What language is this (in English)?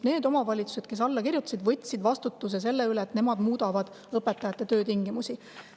Estonian